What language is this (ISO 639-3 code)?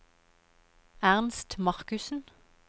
nor